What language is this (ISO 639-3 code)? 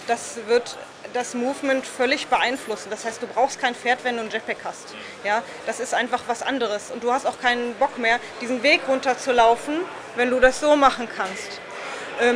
deu